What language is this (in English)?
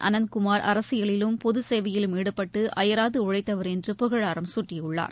Tamil